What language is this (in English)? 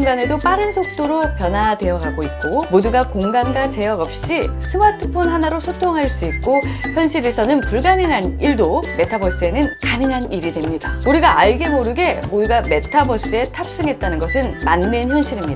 Korean